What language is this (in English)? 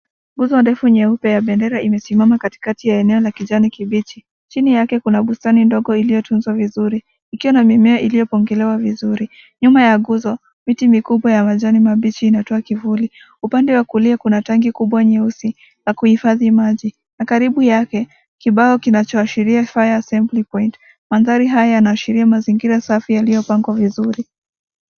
Swahili